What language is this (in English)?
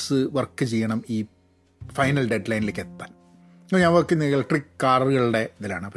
Malayalam